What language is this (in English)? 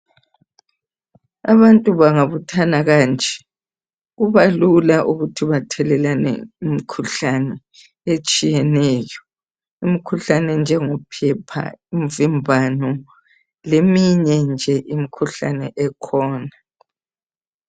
North Ndebele